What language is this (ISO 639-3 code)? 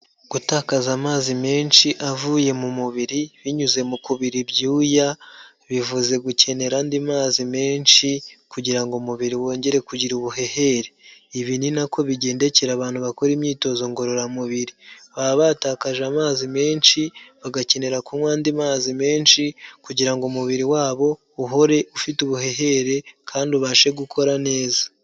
kin